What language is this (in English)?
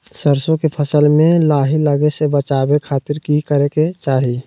Magahi